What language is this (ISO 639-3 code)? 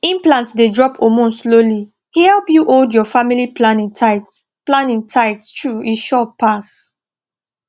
pcm